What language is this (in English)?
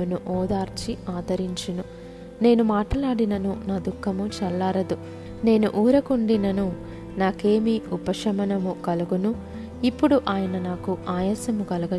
Telugu